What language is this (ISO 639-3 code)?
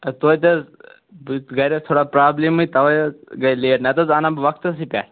kas